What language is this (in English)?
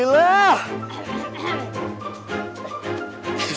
Indonesian